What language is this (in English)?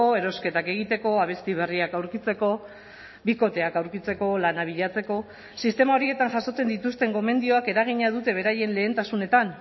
Basque